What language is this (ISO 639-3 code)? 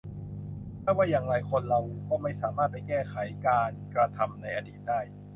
tha